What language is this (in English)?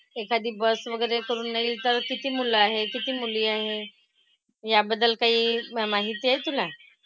Marathi